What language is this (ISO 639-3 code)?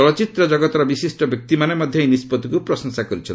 ori